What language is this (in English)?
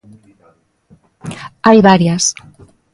Galician